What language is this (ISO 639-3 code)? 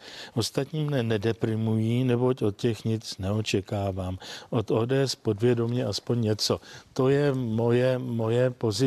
ces